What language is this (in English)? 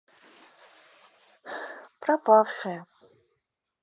Russian